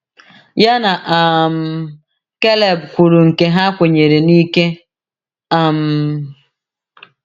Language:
Igbo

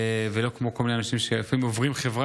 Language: Hebrew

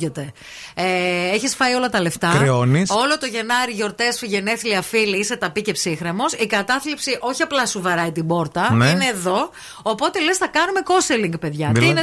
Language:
Greek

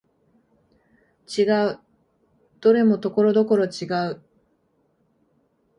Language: Japanese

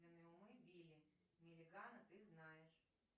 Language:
Russian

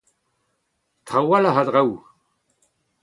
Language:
Breton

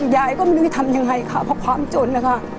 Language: Thai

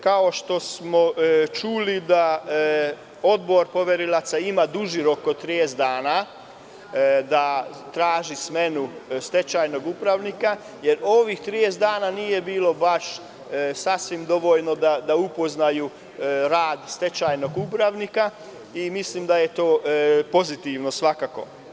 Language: Serbian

